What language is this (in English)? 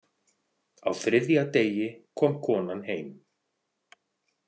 Icelandic